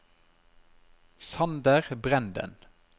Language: Norwegian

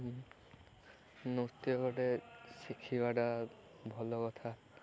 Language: Odia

